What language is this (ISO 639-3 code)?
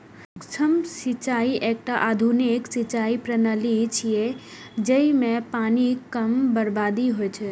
mai